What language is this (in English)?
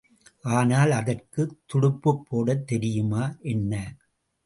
Tamil